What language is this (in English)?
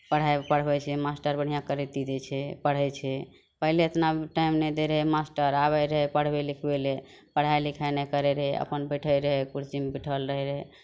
Maithili